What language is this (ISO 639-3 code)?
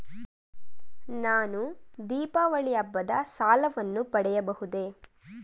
kan